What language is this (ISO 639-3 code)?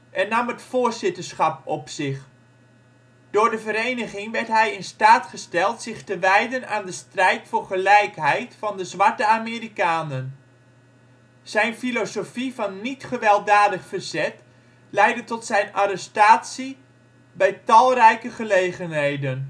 nld